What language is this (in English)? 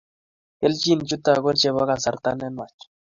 Kalenjin